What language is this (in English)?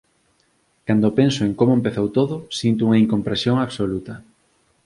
Galician